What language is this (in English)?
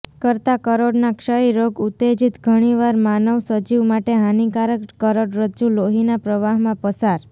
Gujarati